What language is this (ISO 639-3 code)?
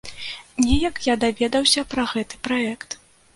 bel